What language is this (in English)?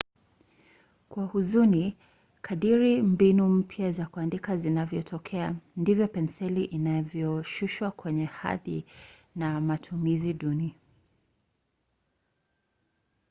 Swahili